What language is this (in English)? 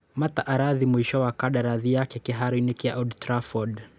Kikuyu